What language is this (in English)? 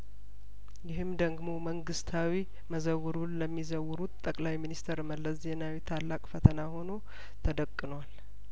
Amharic